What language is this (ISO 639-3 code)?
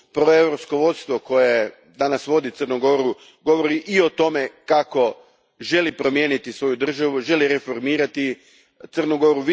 hrv